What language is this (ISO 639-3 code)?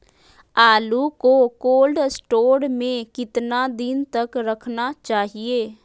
mag